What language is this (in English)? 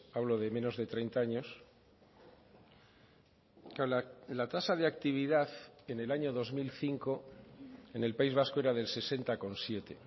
Spanish